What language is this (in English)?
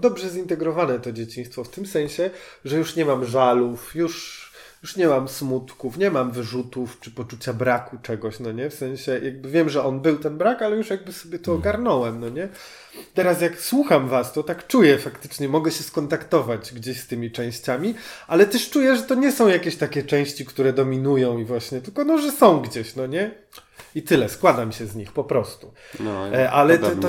Polish